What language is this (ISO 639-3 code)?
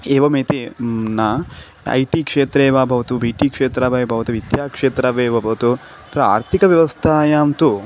san